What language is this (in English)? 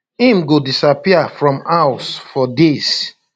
Nigerian Pidgin